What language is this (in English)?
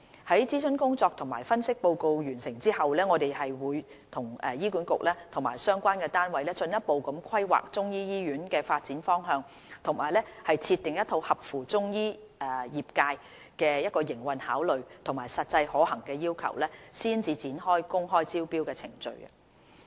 Cantonese